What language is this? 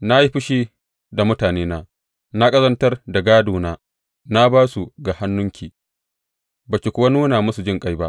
Hausa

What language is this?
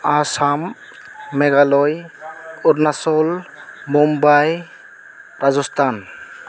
Bodo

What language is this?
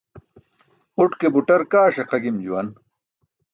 Burushaski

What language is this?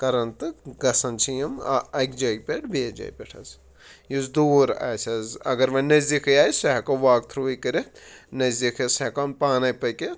Kashmiri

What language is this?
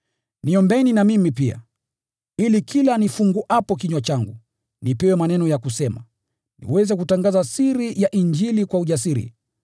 Swahili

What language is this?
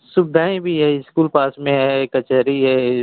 Hindi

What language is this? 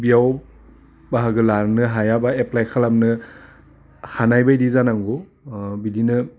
Bodo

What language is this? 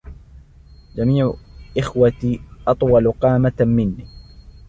Arabic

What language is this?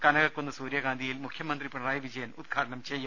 Malayalam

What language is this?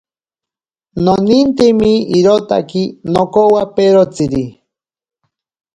Ashéninka Perené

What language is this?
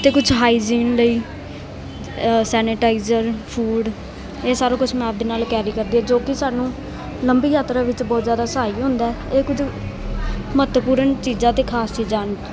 Punjabi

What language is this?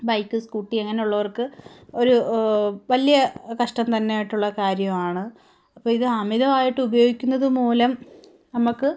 Malayalam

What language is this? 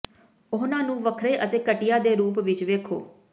Punjabi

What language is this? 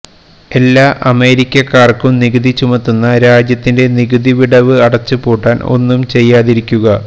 Malayalam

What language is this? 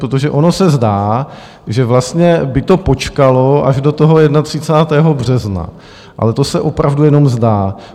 Czech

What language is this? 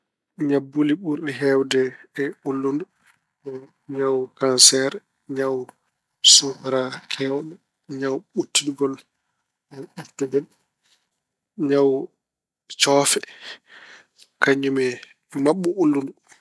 Fula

